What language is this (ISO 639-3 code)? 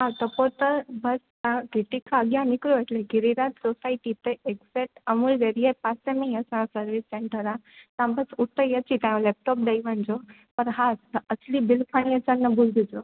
snd